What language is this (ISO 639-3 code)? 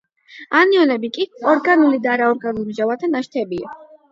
kat